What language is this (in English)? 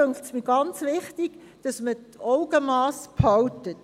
Swiss German